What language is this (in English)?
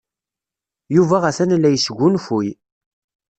Kabyle